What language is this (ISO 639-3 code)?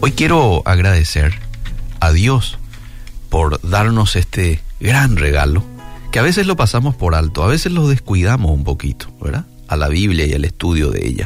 spa